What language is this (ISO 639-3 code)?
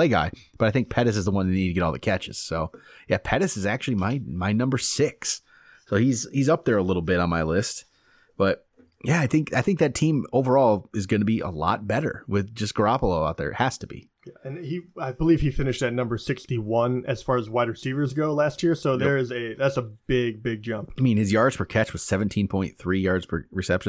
eng